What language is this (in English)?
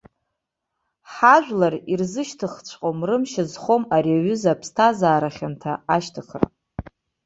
Abkhazian